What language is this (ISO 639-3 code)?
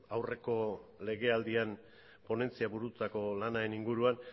eus